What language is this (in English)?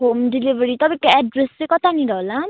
Nepali